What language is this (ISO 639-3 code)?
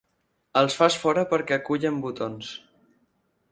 cat